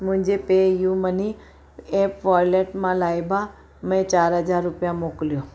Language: Sindhi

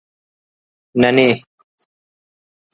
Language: Brahui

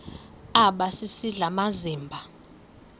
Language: Xhosa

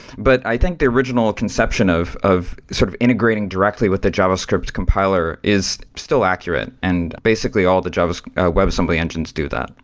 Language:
English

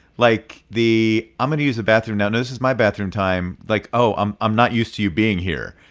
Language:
English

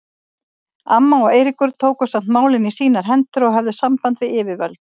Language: Icelandic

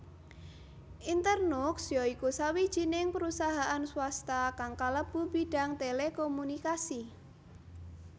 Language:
Javanese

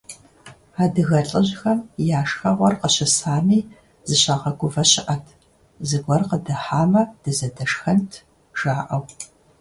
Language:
Kabardian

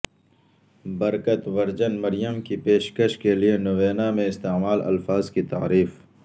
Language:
Urdu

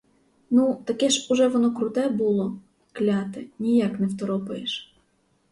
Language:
Ukrainian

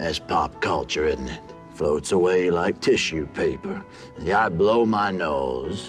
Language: English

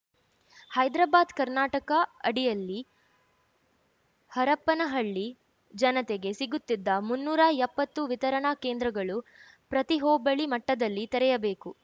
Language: Kannada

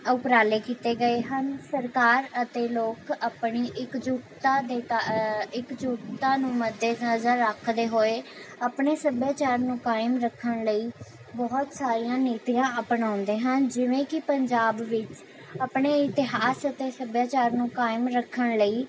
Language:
Punjabi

